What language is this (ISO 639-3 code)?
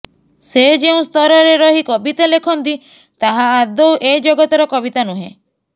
ori